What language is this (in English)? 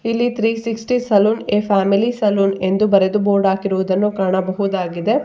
Kannada